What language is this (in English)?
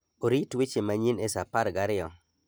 Luo (Kenya and Tanzania)